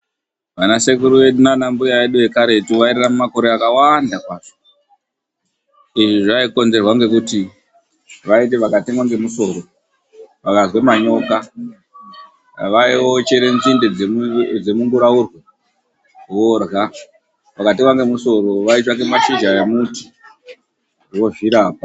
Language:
Ndau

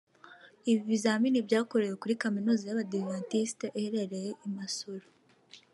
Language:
Kinyarwanda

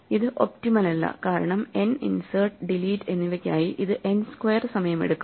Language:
Malayalam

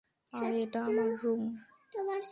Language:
Bangla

